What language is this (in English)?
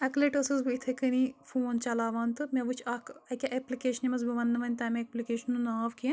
Kashmiri